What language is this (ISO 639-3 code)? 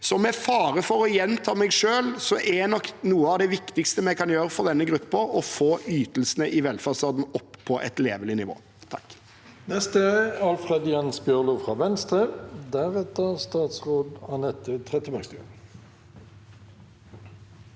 nor